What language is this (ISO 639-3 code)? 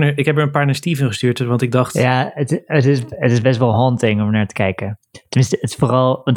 nld